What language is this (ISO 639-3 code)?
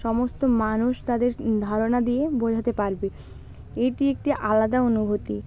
ben